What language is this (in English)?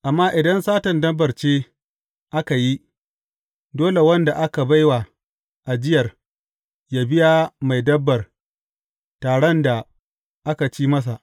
Hausa